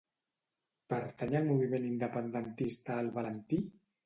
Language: Catalan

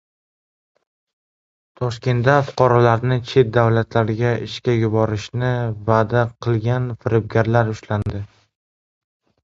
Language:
Uzbek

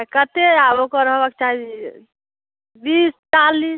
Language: Maithili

